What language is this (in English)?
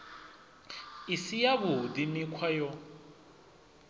Venda